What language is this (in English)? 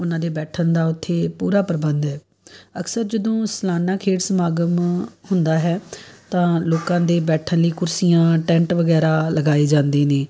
Punjabi